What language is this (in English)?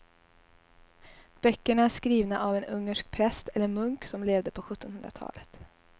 Swedish